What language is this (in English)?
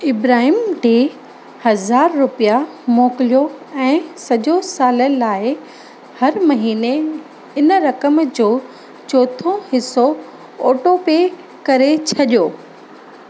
Sindhi